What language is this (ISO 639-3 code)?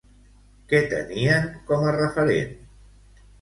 cat